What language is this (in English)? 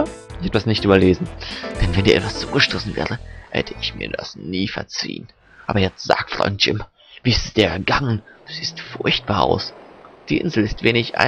German